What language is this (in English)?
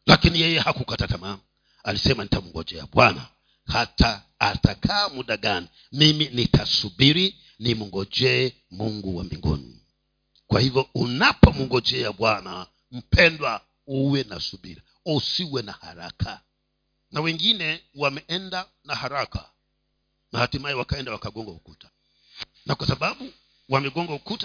Swahili